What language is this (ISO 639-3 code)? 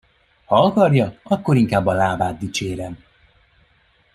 hun